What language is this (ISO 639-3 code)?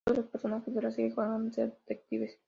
spa